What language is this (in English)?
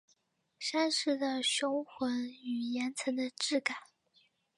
Chinese